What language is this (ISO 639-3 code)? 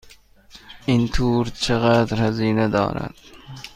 fas